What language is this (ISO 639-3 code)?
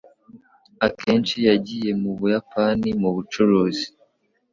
kin